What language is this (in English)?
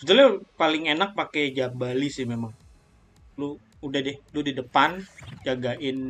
Indonesian